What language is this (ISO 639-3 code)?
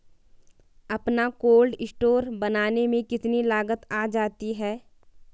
hin